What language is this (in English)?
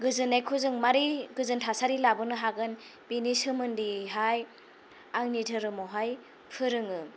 Bodo